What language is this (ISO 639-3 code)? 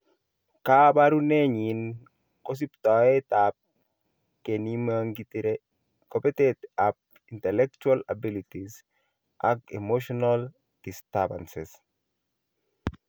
kln